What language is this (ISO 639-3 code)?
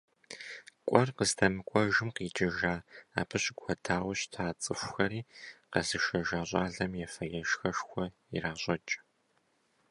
kbd